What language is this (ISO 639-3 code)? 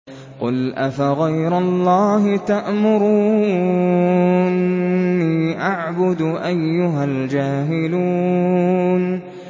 ara